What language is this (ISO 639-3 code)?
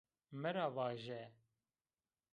zza